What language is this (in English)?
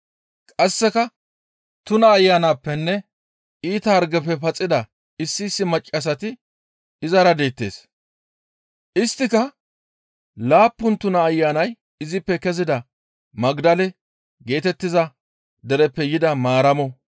Gamo